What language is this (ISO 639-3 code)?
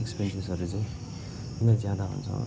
nep